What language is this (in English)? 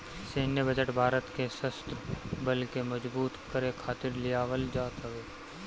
Bhojpuri